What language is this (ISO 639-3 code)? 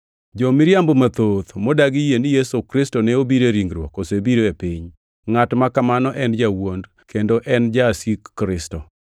luo